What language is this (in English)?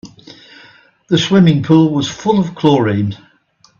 English